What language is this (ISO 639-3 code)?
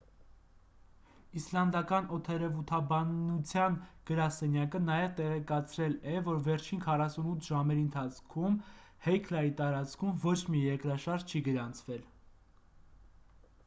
hye